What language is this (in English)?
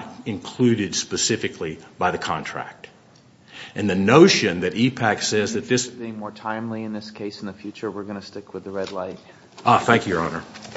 English